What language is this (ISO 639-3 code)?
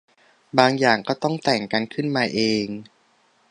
tha